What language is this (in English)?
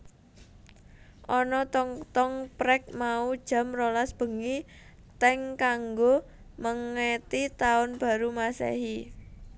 Javanese